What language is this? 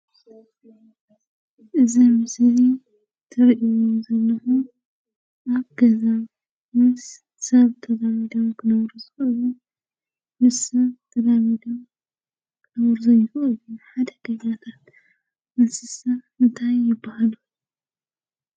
Tigrinya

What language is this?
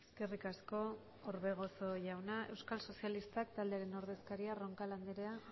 Basque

